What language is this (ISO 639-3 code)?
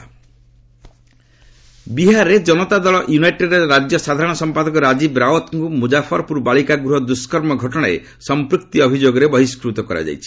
ori